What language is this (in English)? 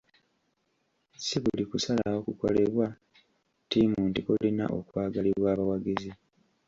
Ganda